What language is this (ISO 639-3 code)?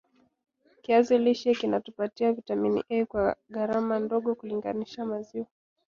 swa